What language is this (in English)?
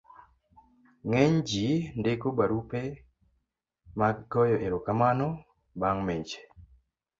Luo (Kenya and Tanzania)